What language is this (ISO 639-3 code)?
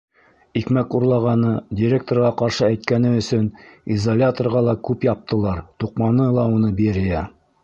bak